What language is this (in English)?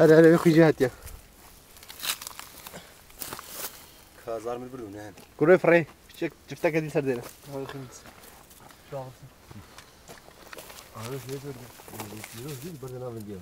Arabic